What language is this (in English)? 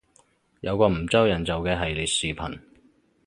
Cantonese